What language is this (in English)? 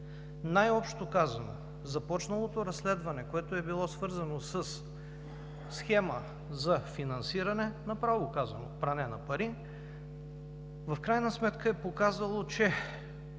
Bulgarian